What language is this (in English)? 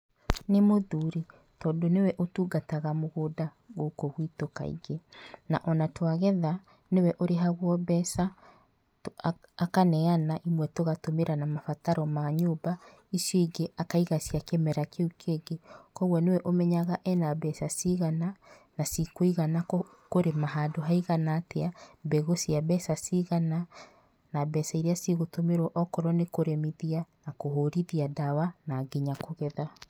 Kikuyu